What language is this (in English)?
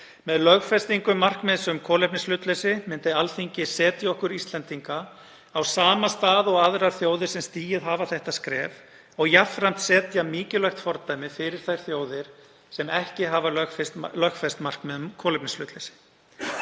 Icelandic